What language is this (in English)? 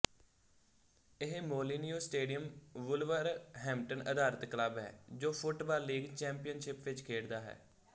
Punjabi